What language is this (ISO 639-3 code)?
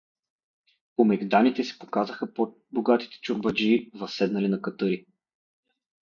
bul